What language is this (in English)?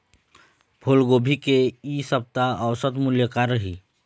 Chhattisgarhi